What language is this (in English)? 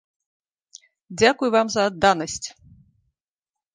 Belarusian